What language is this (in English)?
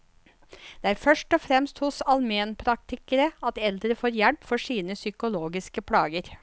Norwegian